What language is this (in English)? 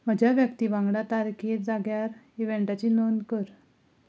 Konkani